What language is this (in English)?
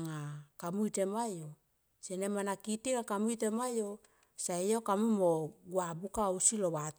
Tomoip